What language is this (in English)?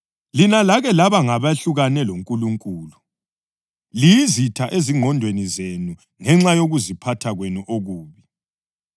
North Ndebele